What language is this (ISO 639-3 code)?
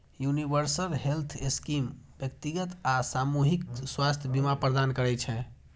mai